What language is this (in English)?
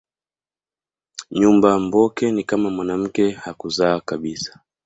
Swahili